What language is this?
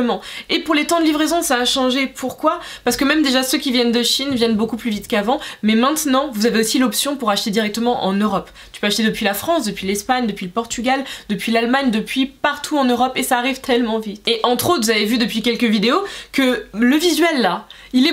French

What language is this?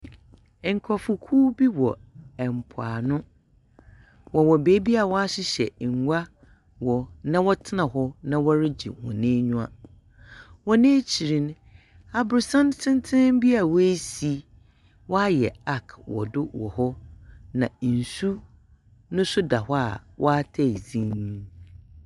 Akan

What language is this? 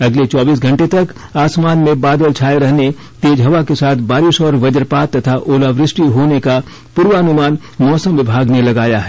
Hindi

